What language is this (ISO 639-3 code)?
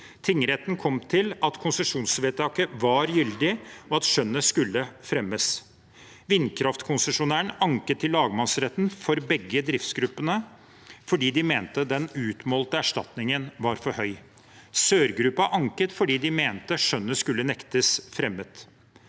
nor